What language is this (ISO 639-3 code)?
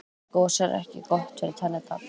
isl